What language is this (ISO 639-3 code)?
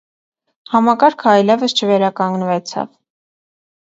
hye